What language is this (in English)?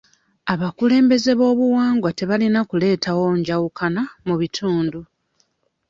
Ganda